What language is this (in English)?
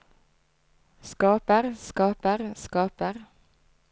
Norwegian